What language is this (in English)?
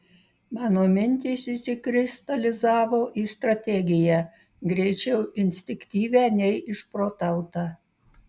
Lithuanian